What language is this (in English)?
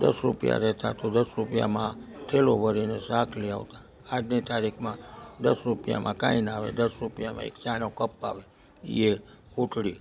Gujarati